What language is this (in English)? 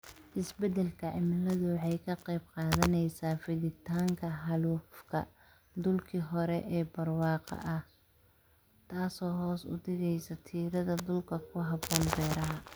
Somali